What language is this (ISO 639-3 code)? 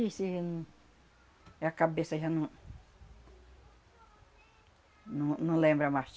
por